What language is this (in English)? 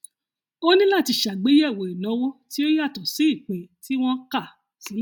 Yoruba